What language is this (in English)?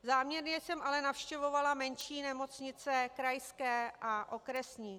Czech